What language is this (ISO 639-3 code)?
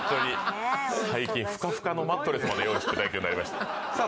jpn